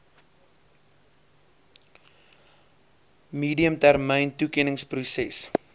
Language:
Afrikaans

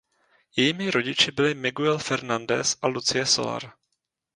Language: Czech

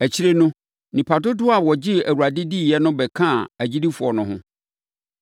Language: Akan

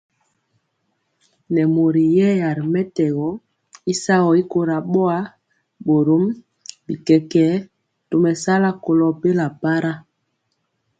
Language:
Mpiemo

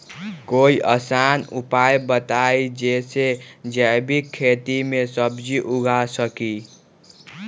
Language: Magahi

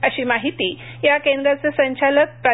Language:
Marathi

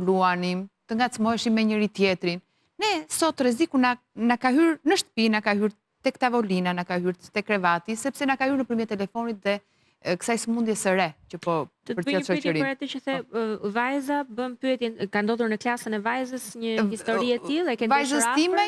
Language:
Romanian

